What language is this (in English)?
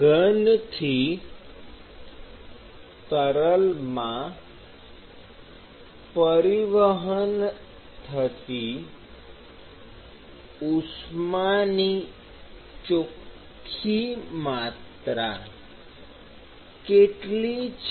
Gujarati